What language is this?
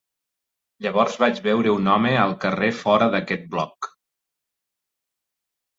Catalan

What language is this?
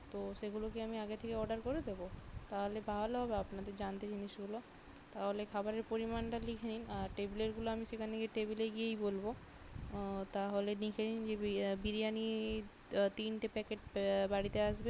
Bangla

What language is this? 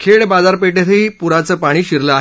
Marathi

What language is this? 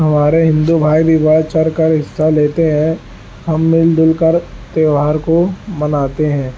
Urdu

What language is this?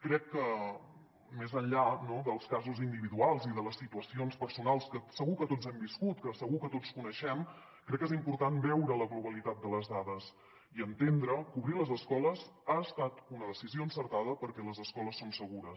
Catalan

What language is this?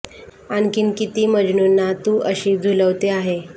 Marathi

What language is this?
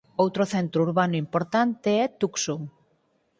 Galician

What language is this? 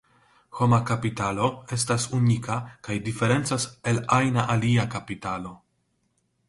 Esperanto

